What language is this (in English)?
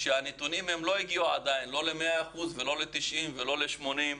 Hebrew